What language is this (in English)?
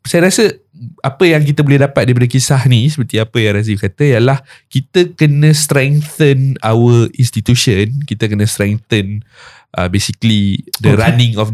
Malay